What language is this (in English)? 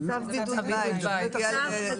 Hebrew